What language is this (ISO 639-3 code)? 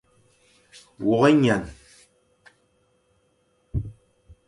fan